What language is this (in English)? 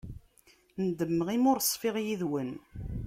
Kabyle